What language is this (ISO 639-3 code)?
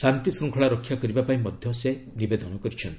ori